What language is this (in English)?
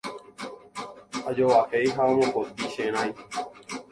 Guarani